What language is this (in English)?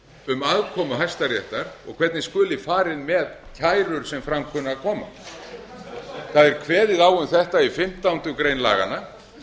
Icelandic